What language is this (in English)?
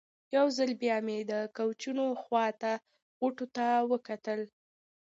Pashto